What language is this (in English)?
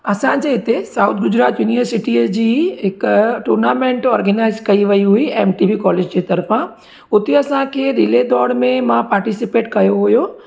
Sindhi